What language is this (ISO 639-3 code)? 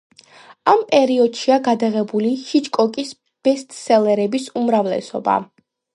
kat